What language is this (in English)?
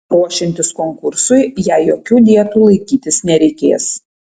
Lithuanian